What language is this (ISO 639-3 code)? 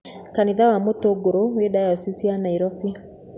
kik